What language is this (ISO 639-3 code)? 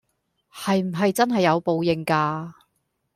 yue